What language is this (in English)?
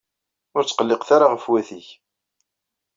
Kabyle